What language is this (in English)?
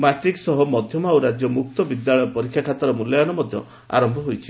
Odia